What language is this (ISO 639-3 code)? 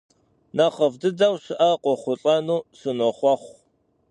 kbd